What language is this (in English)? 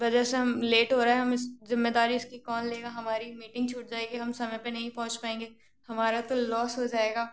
Hindi